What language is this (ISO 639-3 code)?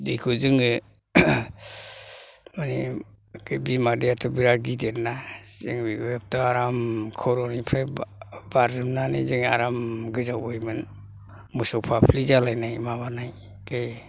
brx